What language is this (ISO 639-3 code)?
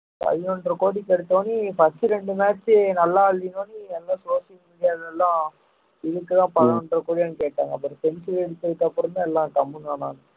tam